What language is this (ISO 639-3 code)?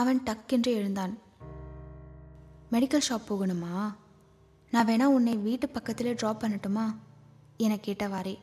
tam